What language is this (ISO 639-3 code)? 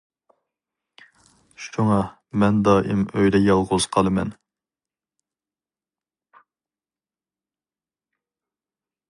uig